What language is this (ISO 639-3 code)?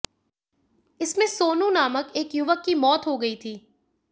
hin